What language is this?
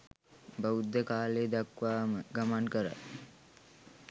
Sinhala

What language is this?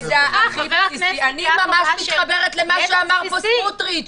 Hebrew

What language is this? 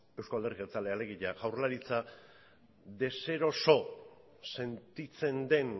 Basque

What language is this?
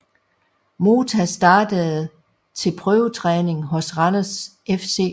Danish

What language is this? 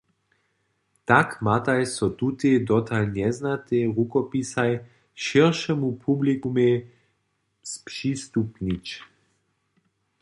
Upper Sorbian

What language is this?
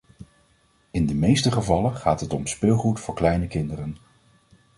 Dutch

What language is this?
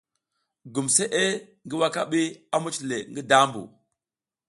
South Giziga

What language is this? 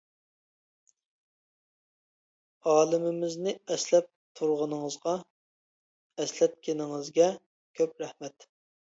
Uyghur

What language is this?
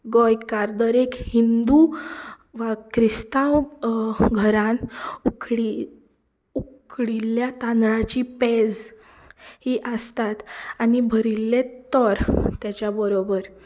Konkani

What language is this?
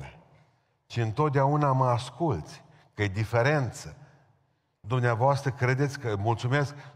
Romanian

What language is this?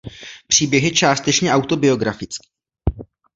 Czech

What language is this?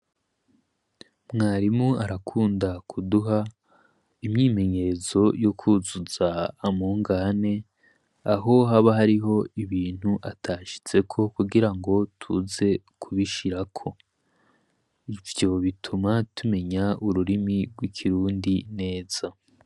Rundi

